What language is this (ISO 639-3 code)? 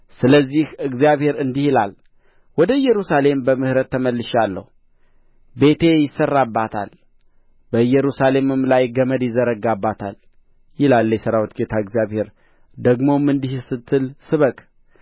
amh